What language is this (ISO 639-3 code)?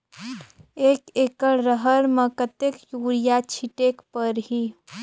hne